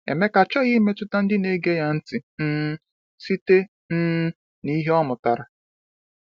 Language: Igbo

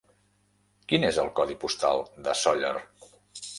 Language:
Catalan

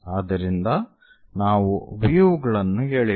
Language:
Kannada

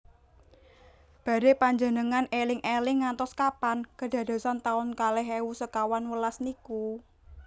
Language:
Javanese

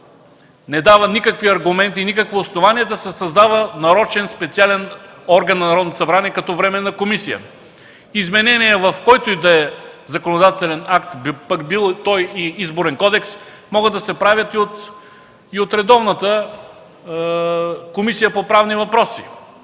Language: Bulgarian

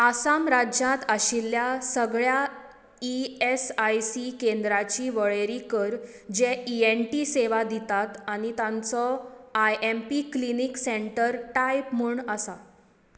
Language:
Konkani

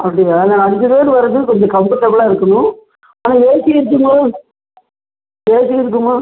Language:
Tamil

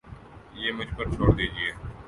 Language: Urdu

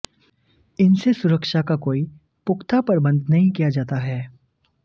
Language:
Hindi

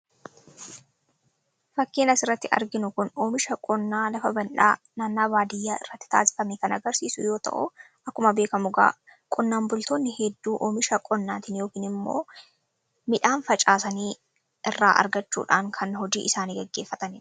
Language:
Oromo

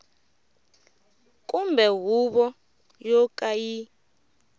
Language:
Tsonga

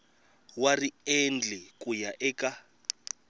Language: Tsonga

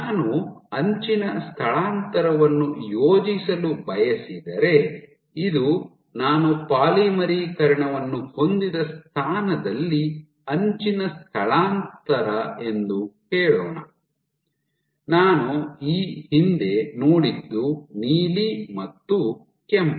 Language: Kannada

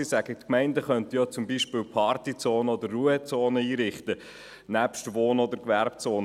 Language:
Swiss German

